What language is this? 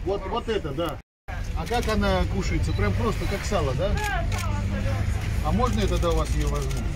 Russian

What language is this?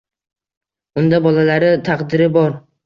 Uzbek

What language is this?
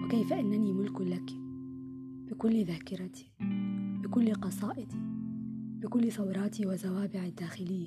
Arabic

